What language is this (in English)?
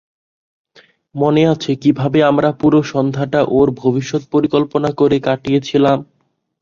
Bangla